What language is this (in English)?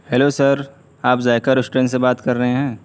Urdu